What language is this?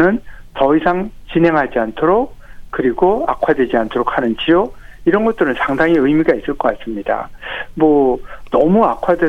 Korean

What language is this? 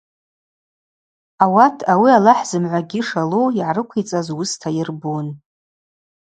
Abaza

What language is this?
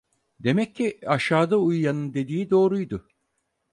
Turkish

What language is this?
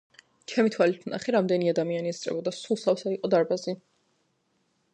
Georgian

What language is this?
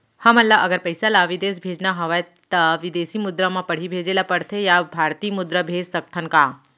Chhattisgarhi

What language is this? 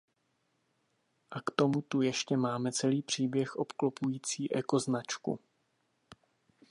Czech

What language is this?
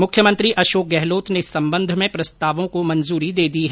Hindi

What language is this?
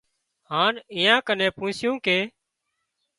Wadiyara Koli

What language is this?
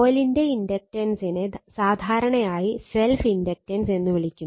Malayalam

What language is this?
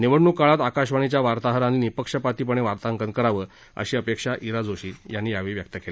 Marathi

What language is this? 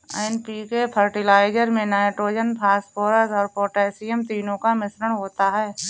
Hindi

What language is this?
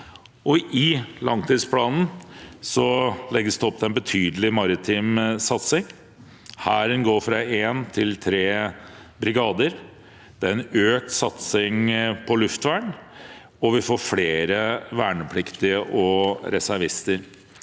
Norwegian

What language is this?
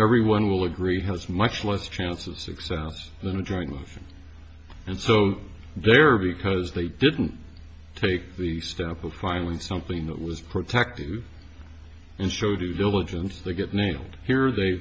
English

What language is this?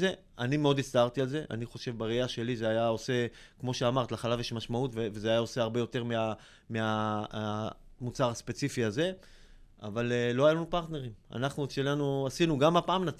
Hebrew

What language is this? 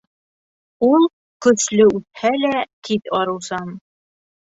Bashkir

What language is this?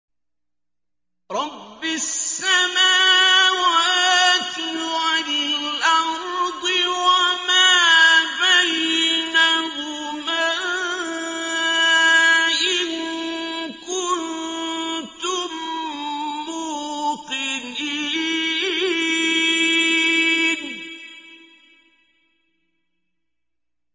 Arabic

